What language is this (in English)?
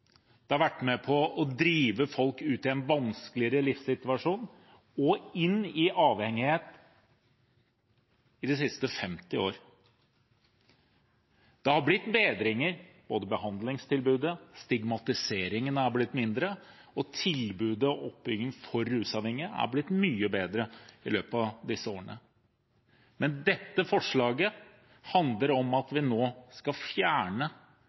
Norwegian Bokmål